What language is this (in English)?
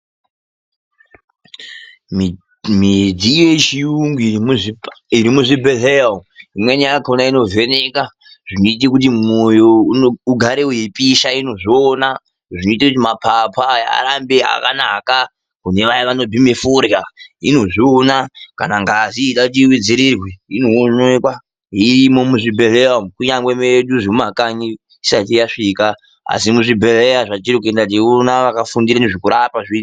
Ndau